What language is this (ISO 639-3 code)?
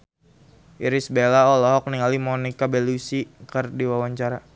sun